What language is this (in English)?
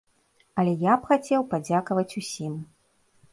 Belarusian